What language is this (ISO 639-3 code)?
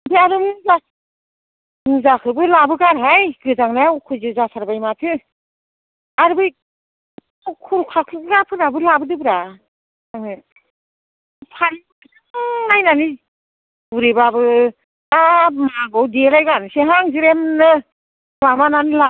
brx